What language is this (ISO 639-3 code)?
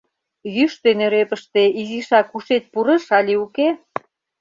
chm